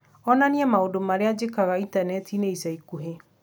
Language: Kikuyu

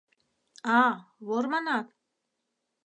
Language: Mari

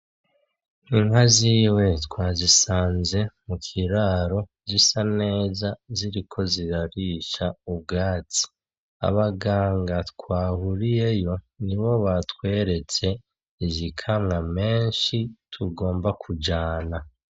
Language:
Rundi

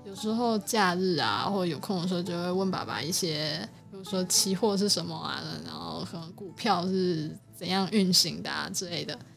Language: Chinese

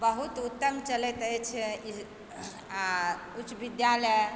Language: Maithili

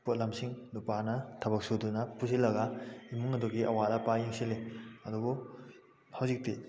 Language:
Manipuri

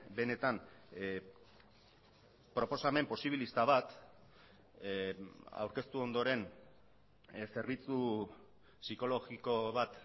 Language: Basque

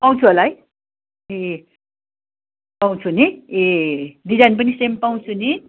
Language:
Nepali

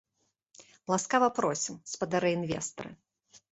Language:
Belarusian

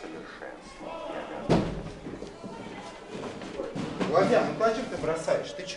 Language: Russian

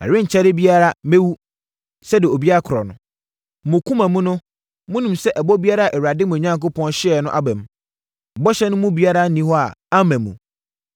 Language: Akan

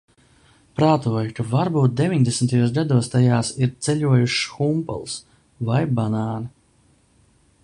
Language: Latvian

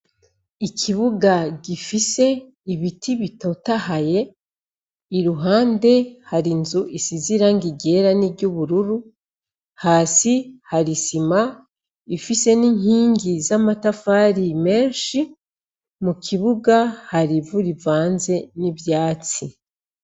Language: Rundi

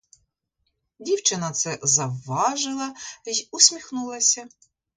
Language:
Ukrainian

